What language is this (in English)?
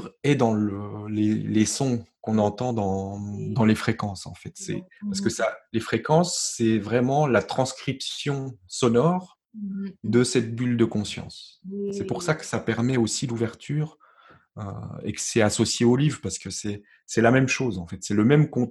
French